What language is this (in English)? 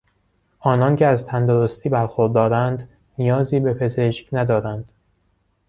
Persian